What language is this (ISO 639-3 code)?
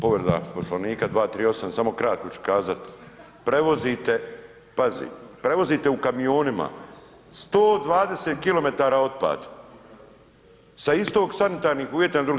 hrv